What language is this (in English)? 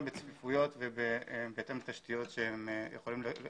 Hebrew